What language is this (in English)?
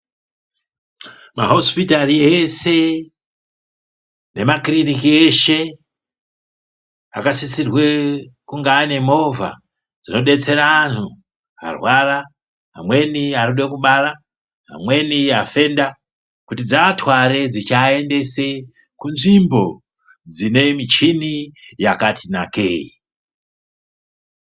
Ndau